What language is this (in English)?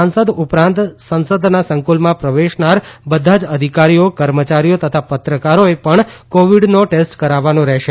Gujarati